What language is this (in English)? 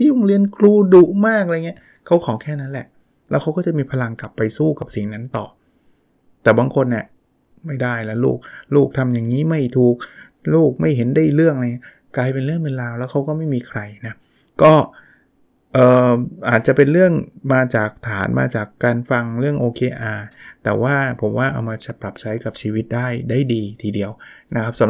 Thai